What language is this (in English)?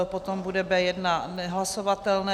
Czech